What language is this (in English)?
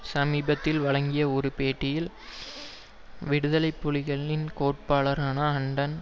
Tamil